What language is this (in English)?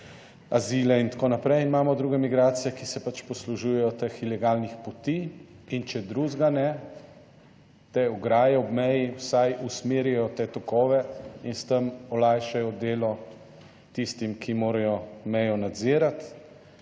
Slovenian